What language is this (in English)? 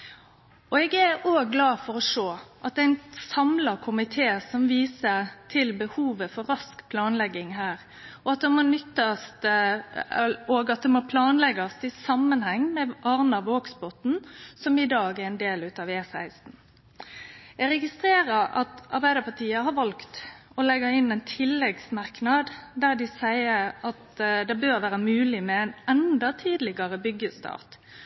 Norwegian Nynorsk